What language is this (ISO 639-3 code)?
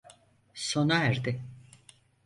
tur